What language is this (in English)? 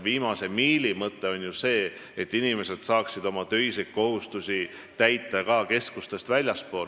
Estonian